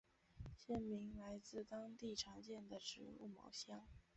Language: Chinese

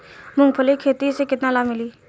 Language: Bhojpuri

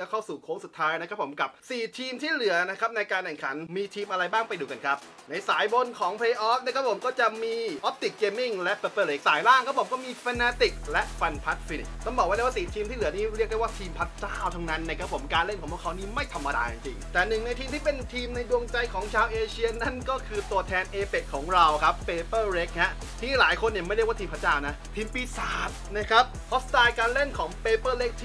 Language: Thai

